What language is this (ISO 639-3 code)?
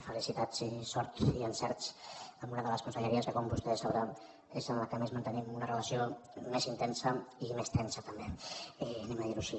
cat